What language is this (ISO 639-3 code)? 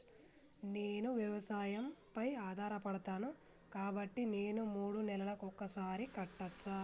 tel